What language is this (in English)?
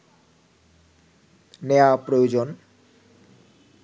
Bangla